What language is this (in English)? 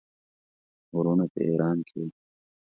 Pashto